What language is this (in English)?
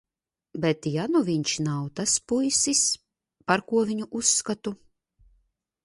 Latvian